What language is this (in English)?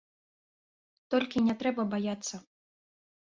Belarusian